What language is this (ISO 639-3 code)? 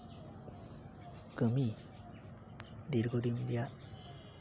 sat